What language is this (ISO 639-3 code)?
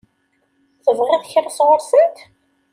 kab